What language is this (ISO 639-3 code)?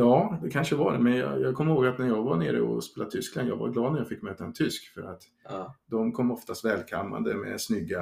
swe